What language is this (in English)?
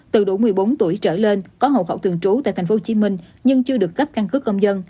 Vietnamese